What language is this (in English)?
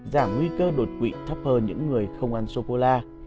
Vietnamese